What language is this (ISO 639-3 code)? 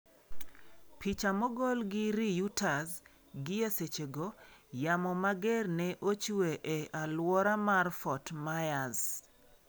luo